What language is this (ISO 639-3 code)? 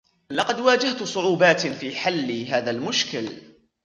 ara